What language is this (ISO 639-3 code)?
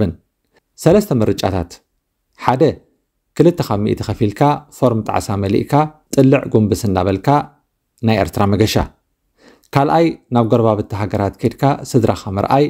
ara